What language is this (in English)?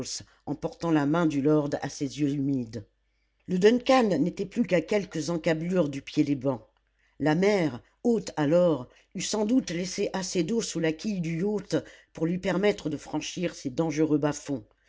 French